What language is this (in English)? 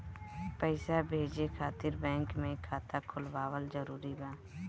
Bhojpuri